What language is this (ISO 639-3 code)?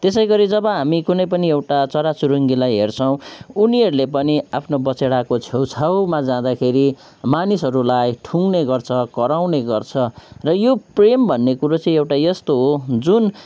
nep